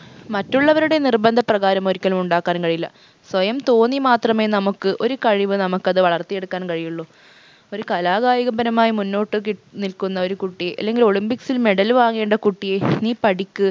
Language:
Malayalam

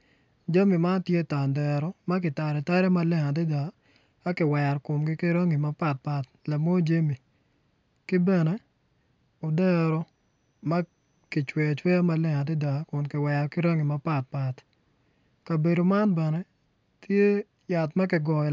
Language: Acoli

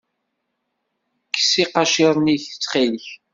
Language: Kabyle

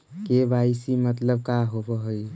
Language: Magahi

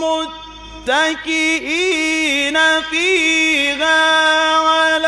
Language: Arabic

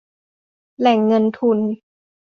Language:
Thai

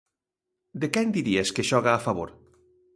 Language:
Galician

